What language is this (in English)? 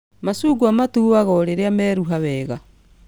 Kikuyu